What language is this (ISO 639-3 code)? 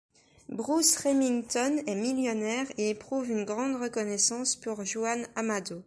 fra